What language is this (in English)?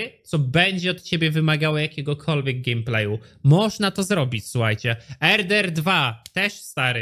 Polish